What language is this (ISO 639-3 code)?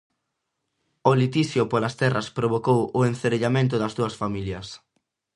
glg